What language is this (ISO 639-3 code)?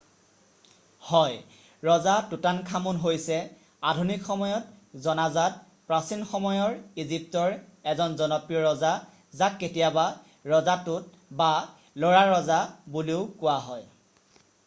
asm